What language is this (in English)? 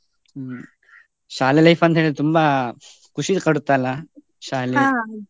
Kannada